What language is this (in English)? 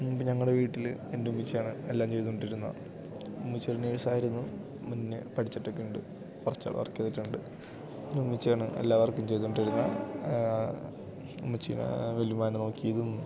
Malayalam